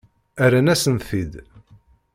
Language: Kabyle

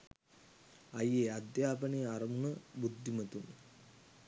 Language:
Sinhala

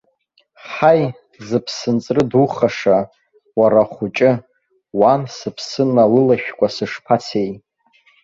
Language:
Abkhazian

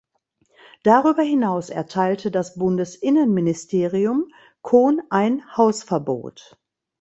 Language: German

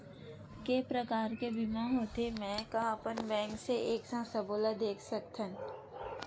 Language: Chhattisgarhi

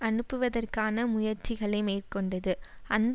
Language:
Tamil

